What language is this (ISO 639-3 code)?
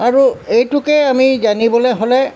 asm